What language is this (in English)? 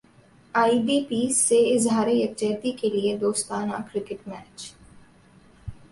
Urdu